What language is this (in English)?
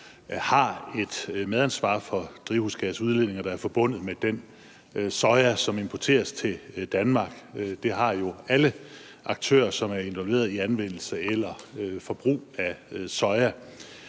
Danish